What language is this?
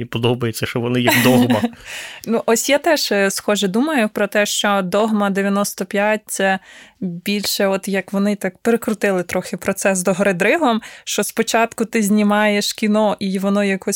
Ukrainian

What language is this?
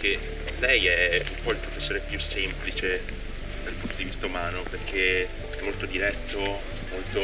Italian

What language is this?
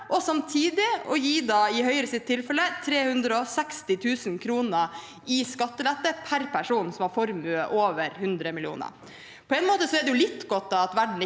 Norwegian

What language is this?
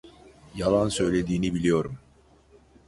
Turkish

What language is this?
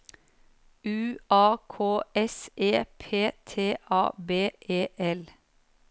Norwegian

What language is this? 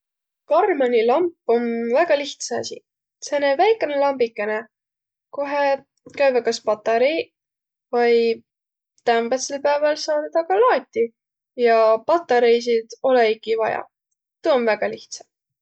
Võro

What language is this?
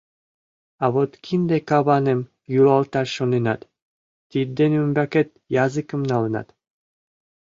Mari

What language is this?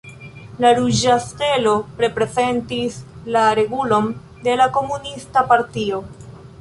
Esperanto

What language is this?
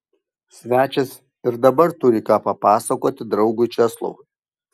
Lithuanian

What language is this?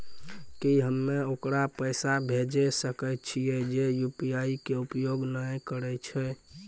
Maithili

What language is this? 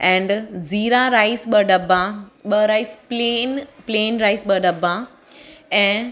Sindhi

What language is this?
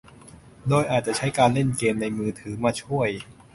Thai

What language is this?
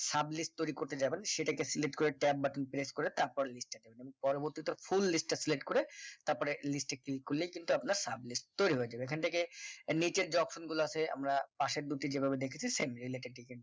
Bangla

